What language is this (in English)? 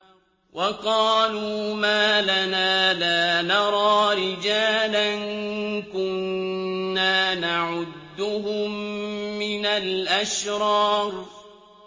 Arabic